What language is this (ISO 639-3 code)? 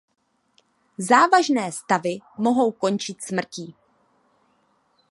ces